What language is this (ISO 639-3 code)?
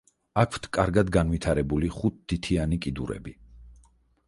kat